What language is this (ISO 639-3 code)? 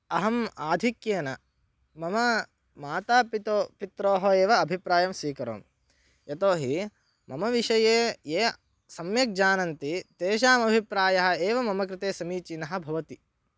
san